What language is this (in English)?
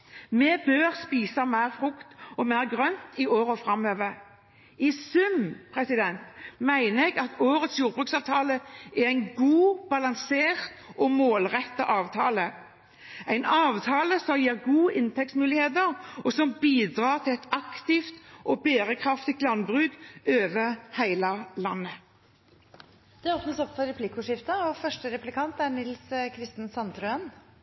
Norwegian Bokmål